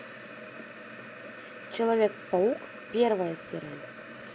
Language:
Russian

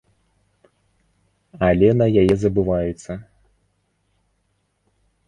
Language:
Belarusian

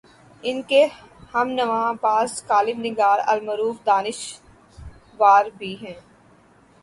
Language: Urdu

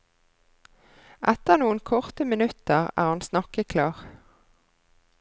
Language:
Norwegian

